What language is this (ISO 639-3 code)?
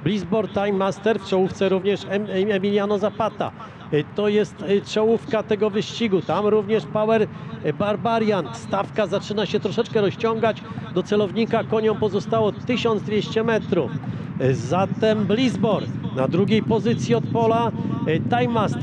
pol